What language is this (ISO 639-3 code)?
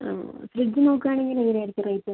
mal